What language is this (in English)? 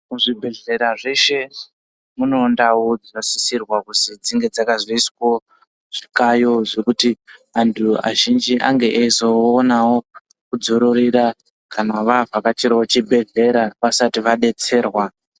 Ndau